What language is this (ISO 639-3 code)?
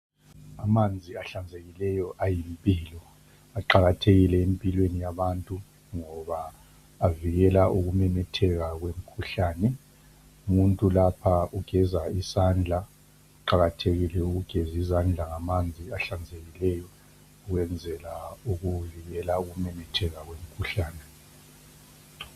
nde